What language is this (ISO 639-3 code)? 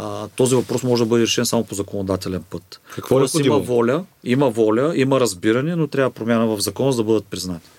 bul